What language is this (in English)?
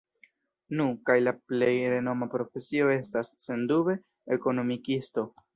Esperanto